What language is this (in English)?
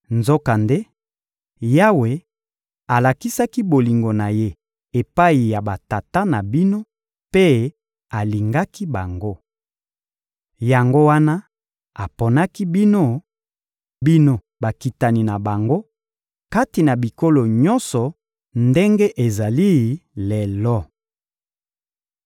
Lingala